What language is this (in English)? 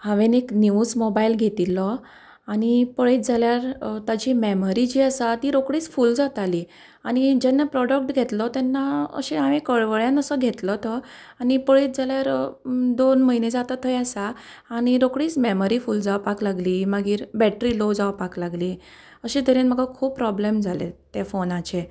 Konkani